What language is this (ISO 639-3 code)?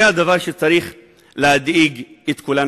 heb